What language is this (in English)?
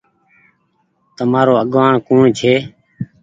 Goaria